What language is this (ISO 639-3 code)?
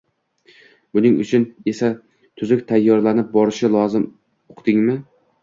uzb